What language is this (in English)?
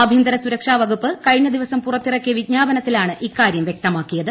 Malayalam